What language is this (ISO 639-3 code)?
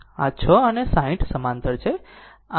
guj